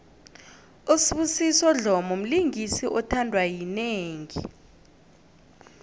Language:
South Ndebele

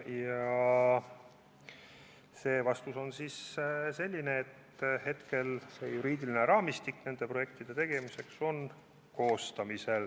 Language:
Estonian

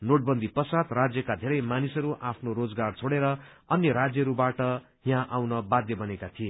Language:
Nepali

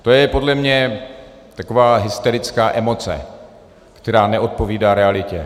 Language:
Czech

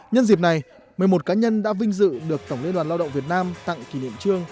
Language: Vietnamese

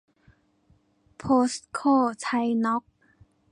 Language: Thai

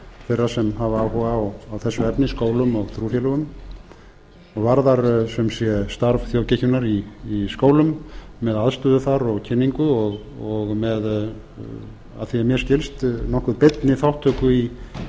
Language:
Icelandic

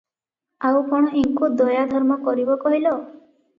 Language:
Odia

